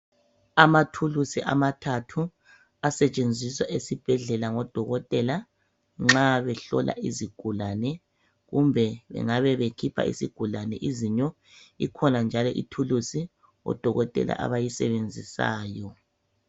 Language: North Ndebele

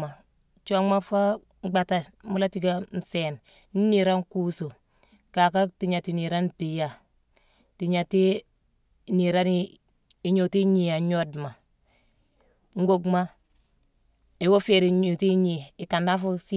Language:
Mansoanka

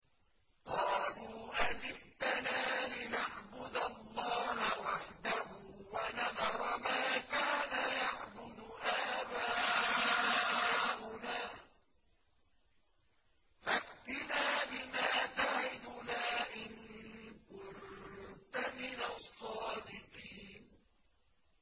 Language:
Arabic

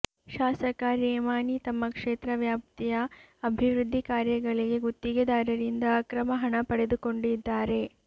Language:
Kannada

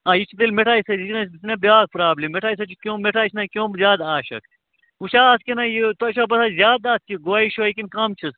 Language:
Kashmiri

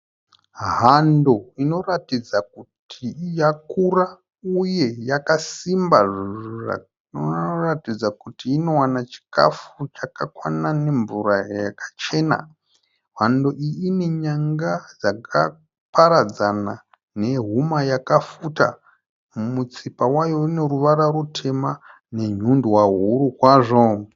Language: Shona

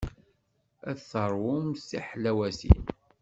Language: Kabyle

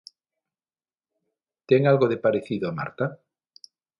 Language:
Galician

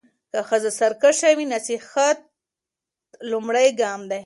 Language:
Pashto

